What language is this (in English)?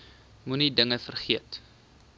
Afrikaans